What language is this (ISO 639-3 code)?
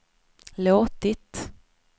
swe